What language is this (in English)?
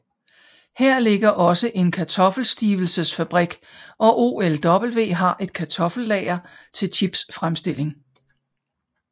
Danish